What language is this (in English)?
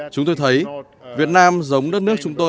Vietnamese